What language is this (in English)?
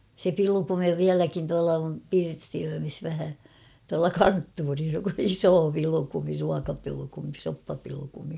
Finnish